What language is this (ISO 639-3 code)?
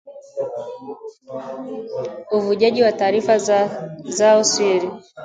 swa